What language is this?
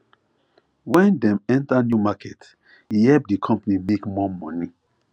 Nigerian Pidgin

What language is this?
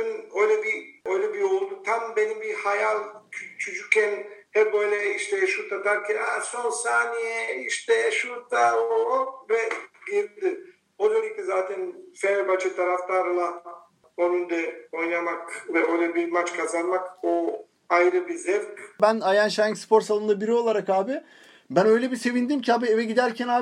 Turkish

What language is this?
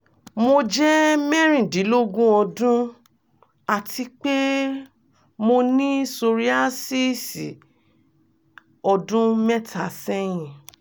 Yoruba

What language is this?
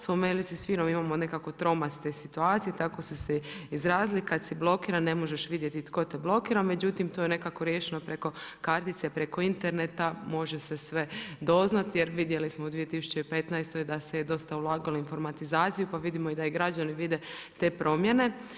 Croatian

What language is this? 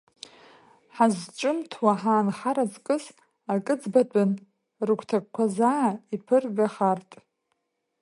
Abkhazian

